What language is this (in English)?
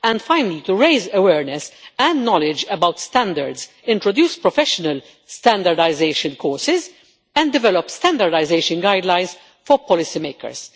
English